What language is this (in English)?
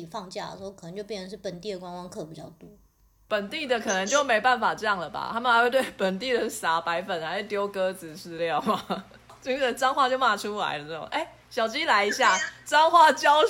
Chinese